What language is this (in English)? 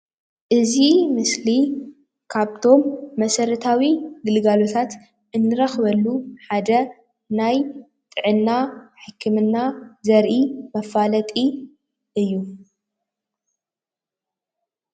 Tigrinya